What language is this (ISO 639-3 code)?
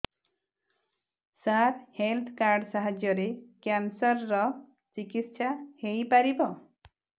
ori